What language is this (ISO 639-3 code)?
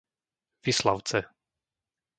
slk